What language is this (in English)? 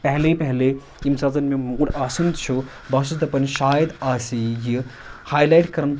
Kashmiri